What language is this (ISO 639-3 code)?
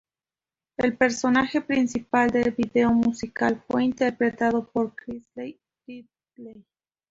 spa